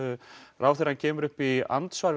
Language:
Icelandic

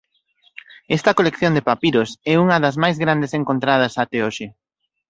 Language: Galician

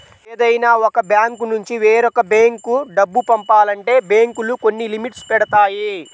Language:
Telugu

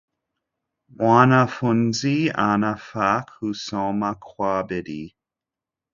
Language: Swahili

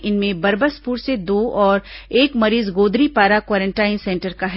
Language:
Hindi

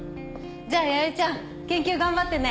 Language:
Japanese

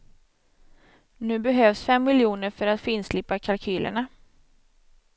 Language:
Swedish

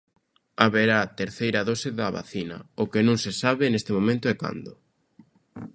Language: Galician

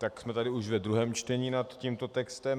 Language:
Czech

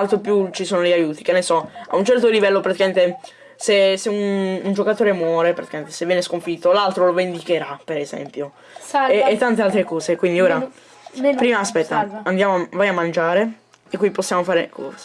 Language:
Italian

